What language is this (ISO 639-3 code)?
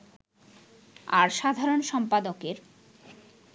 ben